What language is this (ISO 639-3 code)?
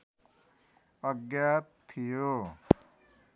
nep